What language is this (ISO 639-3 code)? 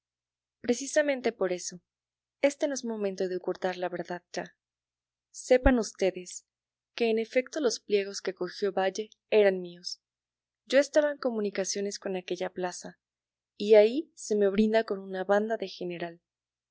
spa